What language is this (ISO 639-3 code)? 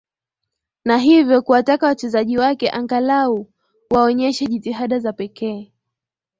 swa